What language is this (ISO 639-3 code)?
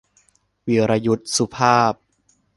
tha